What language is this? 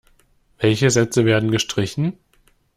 German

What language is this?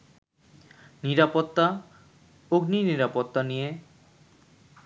Bangla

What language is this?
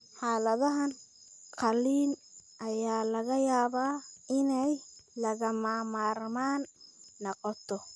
Somali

